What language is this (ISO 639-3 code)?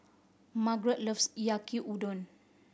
eng